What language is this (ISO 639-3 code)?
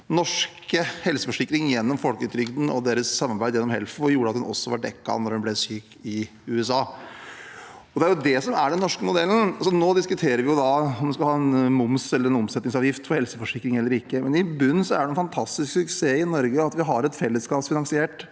nor